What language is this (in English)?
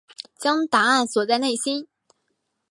Chinese